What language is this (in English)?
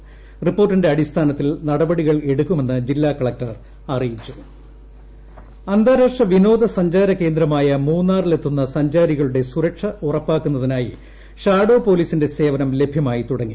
Malayalam